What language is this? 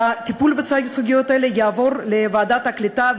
Hebrew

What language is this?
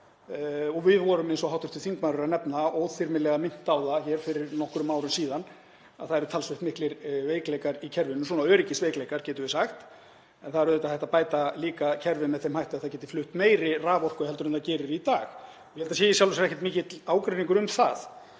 Icelandic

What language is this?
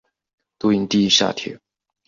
Chinese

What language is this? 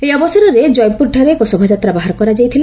Odia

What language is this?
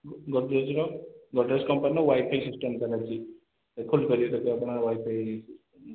Odia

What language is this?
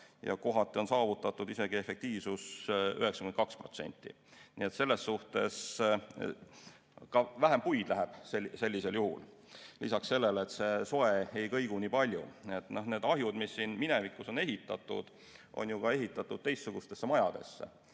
Estonian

